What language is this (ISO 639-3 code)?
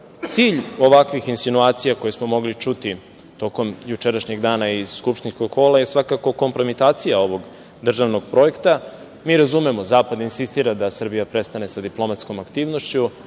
srp